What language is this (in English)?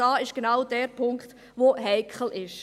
Swiss German